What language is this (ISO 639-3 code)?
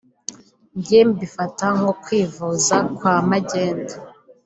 kin